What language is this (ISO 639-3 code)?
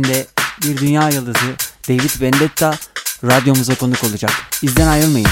tur